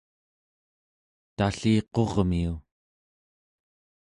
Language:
Central Yupik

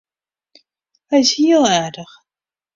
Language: Western Frisian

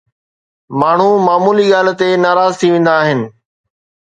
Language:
Sindhi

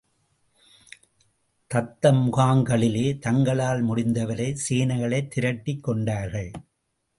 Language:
Tamil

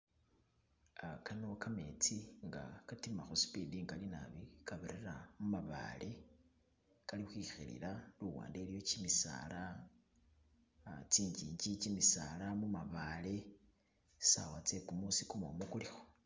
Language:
Masaaba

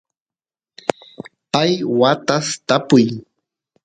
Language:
Santiago del Estero Quichua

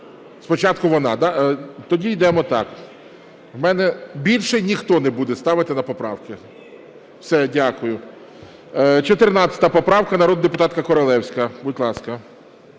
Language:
Ukrainian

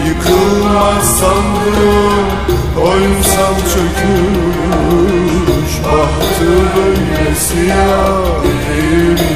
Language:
Turkish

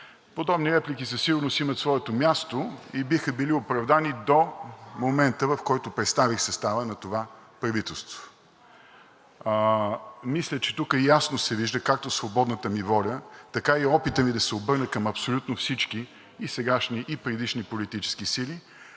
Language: Bulgarian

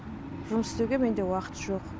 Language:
Kazakh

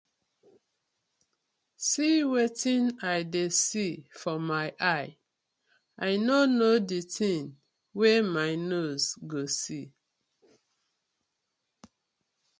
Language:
Nigerian Pidgin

